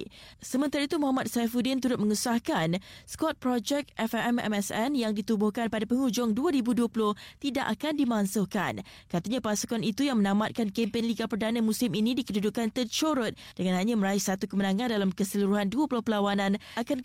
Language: Malay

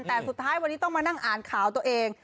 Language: Thai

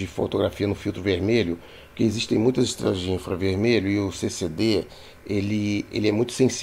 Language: Portuguese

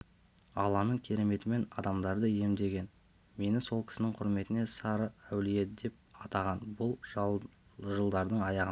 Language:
Kazakh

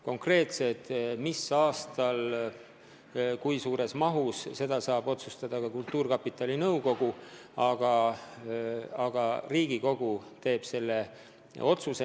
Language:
Estonian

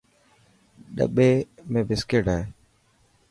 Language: Dhatki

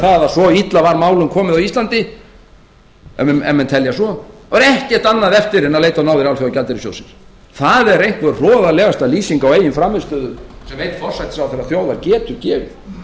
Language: Icelandic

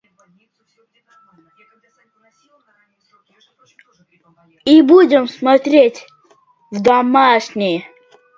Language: Russian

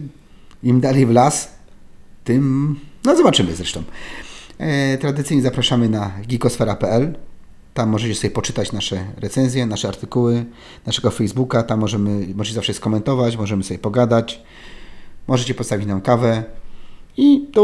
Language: Polish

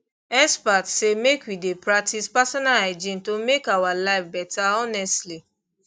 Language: Nigerian Pidgin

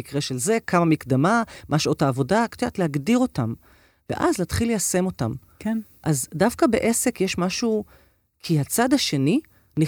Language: Hebrew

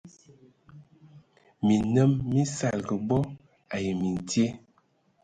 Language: Ewondo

